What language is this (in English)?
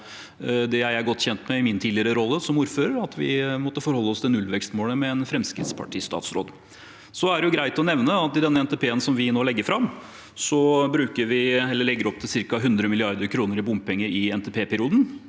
Norwegian